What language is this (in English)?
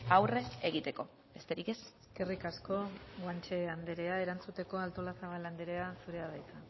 Basque